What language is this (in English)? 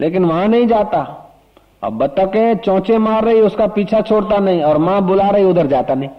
Hindi